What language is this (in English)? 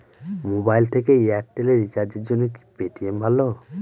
Bangla